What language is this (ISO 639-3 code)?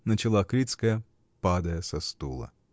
rus